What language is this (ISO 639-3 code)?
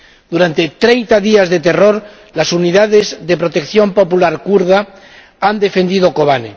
spa